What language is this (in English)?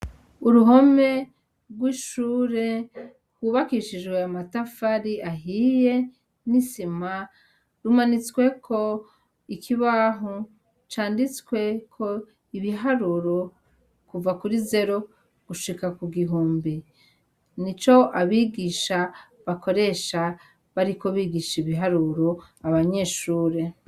Rundi